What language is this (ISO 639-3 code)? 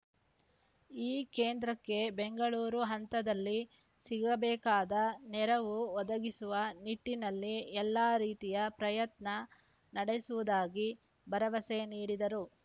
kan